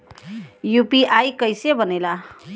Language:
Bhojpuri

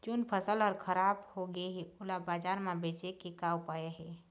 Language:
Chhattisgarhi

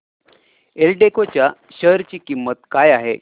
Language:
Marathi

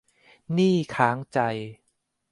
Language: Thai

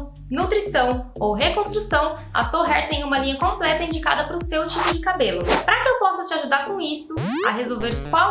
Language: Portuguese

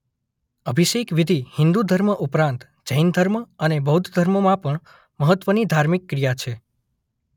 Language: Gujarati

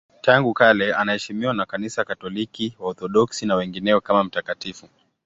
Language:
Swahili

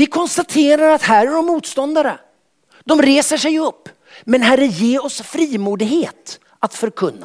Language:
Swedish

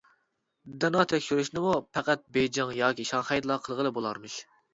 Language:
Uyghur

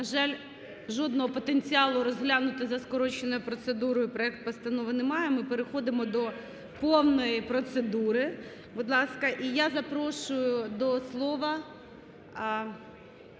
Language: Ukrainian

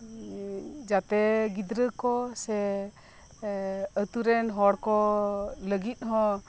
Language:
Santali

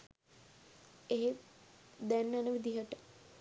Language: Sinhala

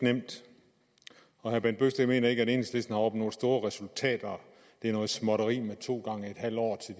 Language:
Danish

